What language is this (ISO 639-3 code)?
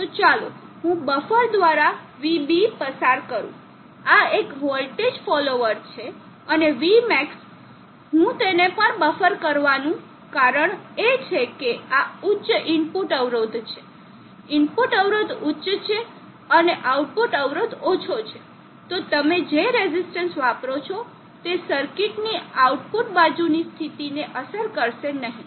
guj